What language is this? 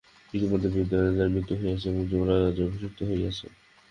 Bangla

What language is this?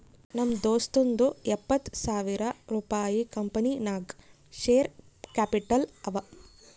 Kannada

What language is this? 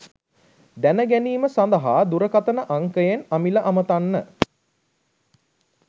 Sinhala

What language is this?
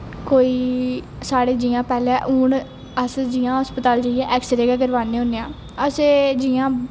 Dogri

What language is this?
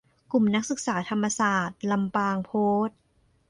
Thai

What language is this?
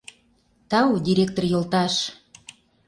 Mari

